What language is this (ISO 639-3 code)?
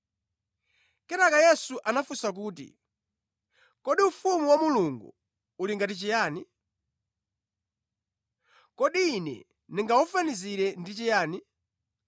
nya